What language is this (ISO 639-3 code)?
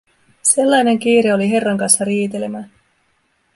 fin